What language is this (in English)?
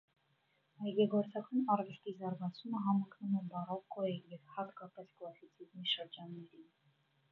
Armenian